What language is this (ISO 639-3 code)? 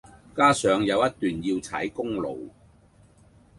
yue